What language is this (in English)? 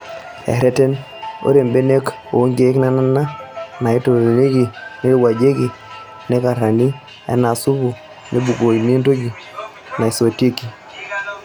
Masai